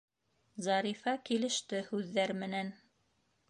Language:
Bashkir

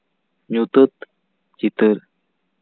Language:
Santali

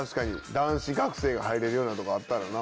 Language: Japanese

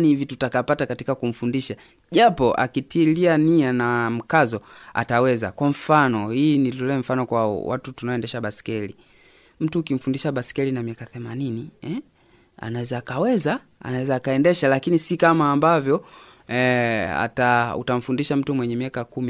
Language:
Swahili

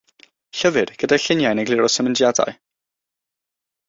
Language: Welsh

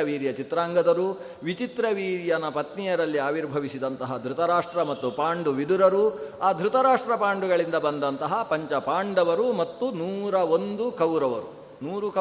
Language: Kannada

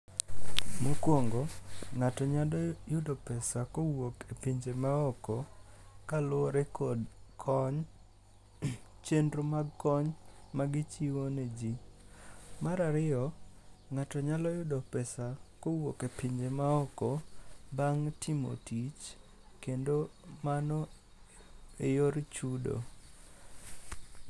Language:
Luo (Kenya and Tanzania)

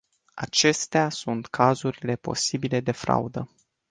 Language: Romanian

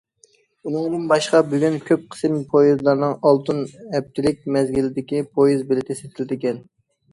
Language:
Uyghur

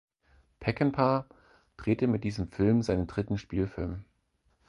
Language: German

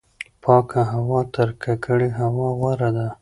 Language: Pashto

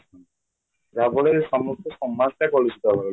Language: Odia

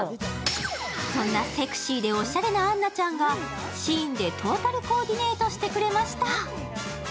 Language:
Japanese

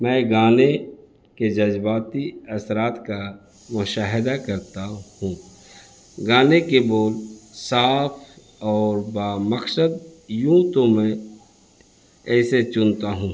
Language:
Urdu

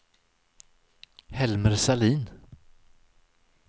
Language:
Swedish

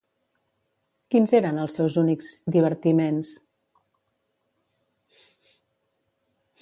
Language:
Catalan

